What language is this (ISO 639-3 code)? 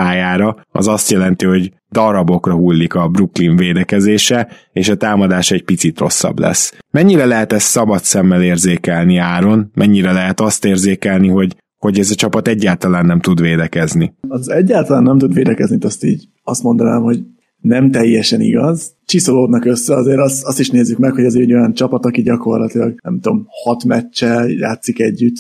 hun